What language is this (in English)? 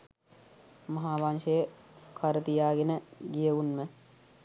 Sinhala